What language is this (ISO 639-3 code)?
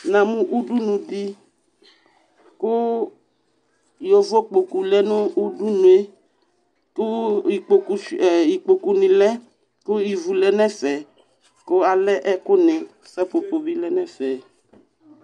kpo